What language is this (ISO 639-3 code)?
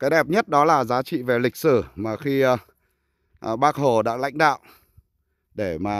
vie